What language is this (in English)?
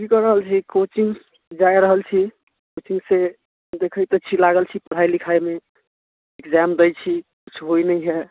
Maithili